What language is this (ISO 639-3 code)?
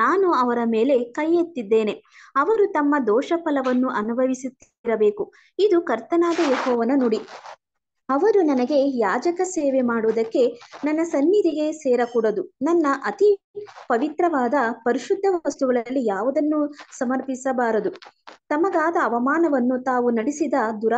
kan